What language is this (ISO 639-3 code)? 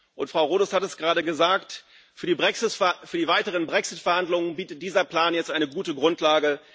deu